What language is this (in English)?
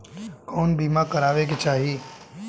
Bhojpuri